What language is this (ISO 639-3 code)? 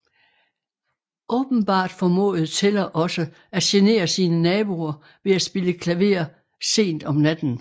dan